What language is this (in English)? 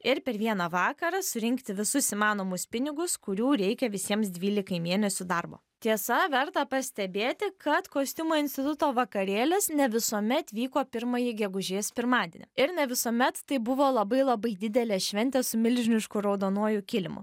Lithuanian